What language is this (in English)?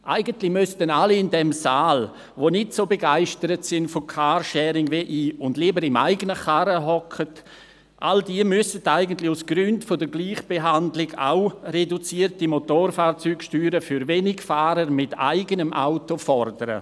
Swiss German